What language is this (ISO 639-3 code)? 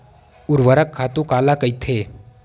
hne